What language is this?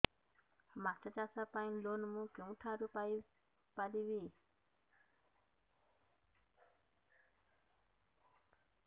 Odia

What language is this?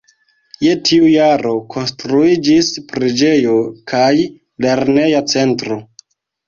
Esperanto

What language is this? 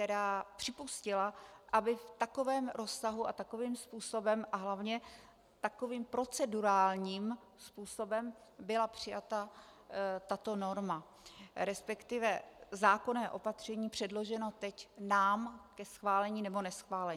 Czech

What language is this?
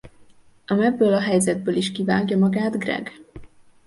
Hungarian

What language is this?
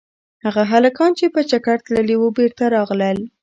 Pashto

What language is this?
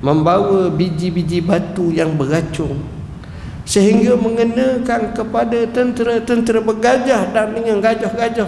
Malay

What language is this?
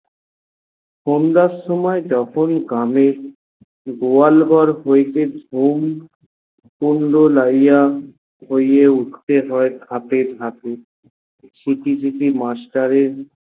Bangla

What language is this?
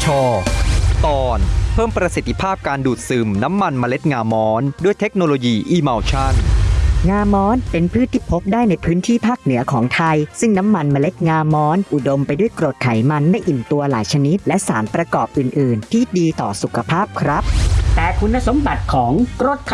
Thai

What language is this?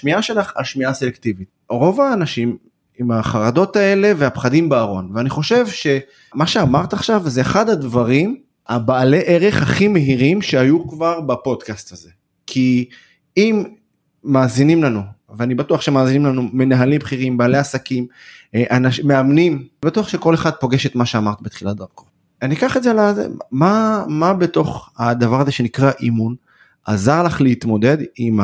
Hebrew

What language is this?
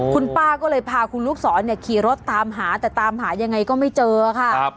Thai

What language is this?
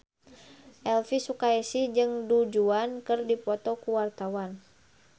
Sundanese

